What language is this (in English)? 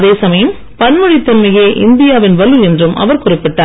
Tamil